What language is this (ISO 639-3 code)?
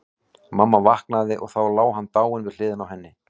isl